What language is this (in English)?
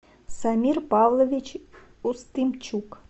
Russian